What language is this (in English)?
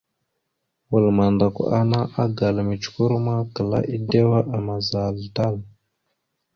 Mada (Cameroon)